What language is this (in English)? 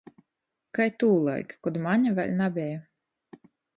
Latgalian